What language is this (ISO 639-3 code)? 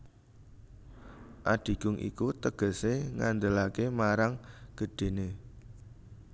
jav